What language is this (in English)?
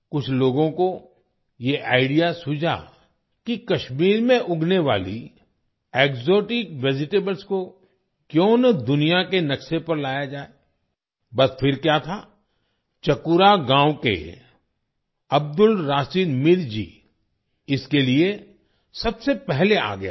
Hindi